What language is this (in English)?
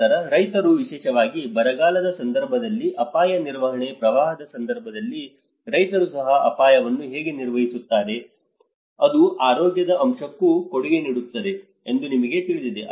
Kannada